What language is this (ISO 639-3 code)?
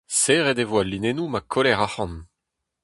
bre